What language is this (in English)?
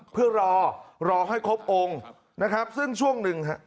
Thai